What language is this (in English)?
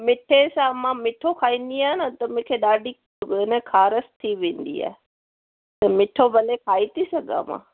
Sindhi